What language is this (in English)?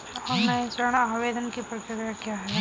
Hindi